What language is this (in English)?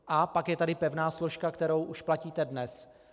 Czech